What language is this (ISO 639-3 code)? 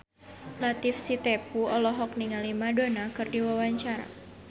sun